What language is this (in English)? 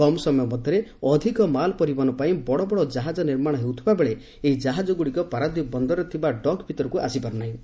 Odia